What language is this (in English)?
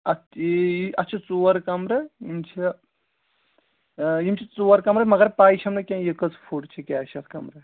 Kashmiri